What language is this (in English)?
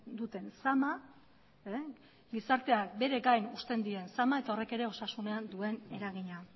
Basque